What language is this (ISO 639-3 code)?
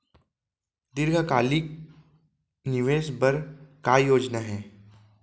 hne